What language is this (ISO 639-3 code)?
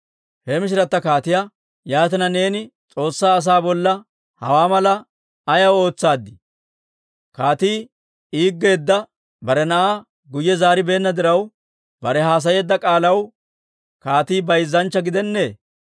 dwr